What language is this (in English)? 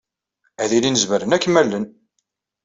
Kabyle